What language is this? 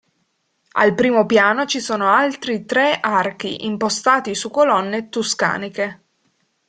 Italian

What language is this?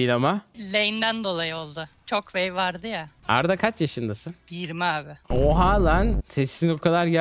Turkish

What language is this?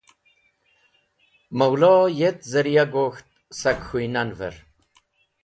Wakhi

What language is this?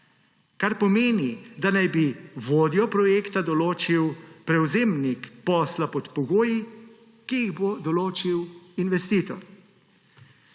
Slovenian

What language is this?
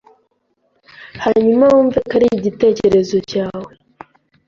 Kinyarwanda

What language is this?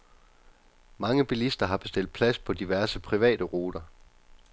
Danish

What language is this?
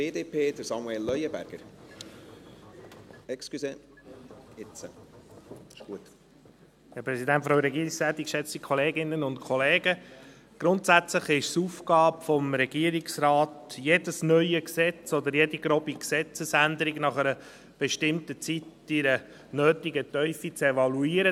Swiss German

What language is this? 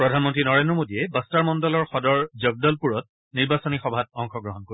Assamese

